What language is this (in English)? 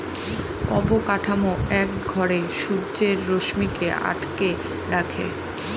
Bangla